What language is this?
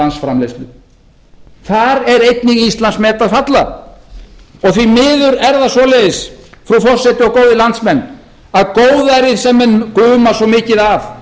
Icelandic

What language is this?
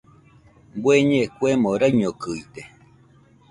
Nüpode Huitoto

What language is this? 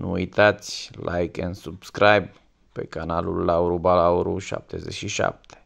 Romanian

